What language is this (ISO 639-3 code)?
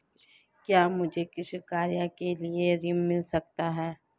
hin